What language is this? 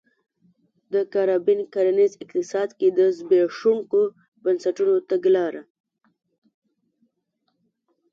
Pashto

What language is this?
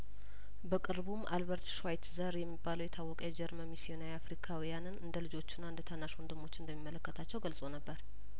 Amharic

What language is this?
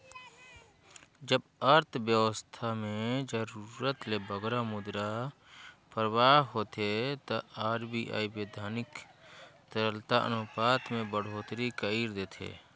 Chhattisgarhi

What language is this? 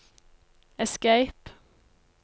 Norwegian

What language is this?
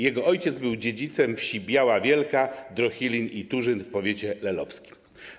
Polish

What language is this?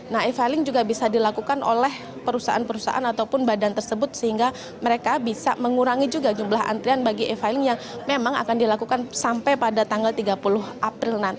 Indonesian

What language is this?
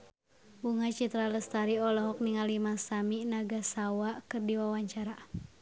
Sundanese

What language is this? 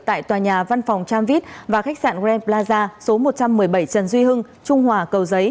Vietnamese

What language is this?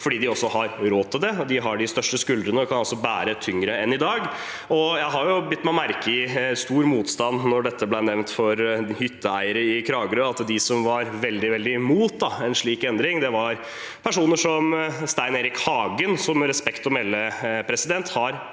Norwegian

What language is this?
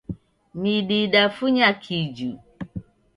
Taita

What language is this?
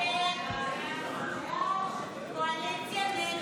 Hebrew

